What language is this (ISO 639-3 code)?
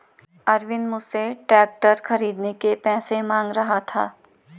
hin